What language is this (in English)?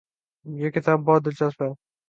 Urdu